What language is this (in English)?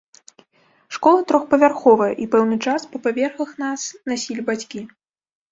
Belarusian